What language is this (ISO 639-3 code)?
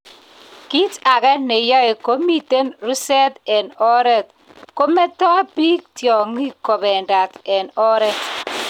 kln